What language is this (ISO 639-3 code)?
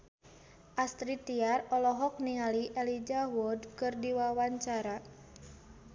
sun